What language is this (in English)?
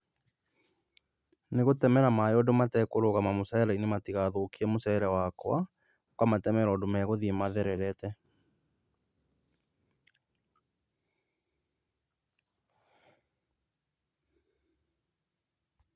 Kikuyu